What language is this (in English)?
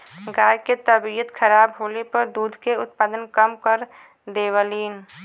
Bhojpuri